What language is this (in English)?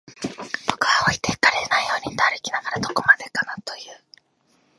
Japanese